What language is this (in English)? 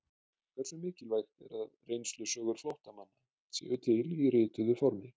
Icelandic